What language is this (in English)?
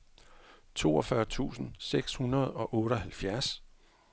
Danish